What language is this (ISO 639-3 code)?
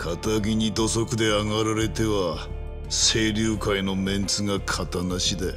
jpn